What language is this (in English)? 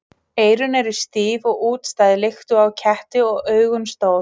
Icelandic